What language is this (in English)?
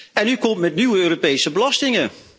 Dutch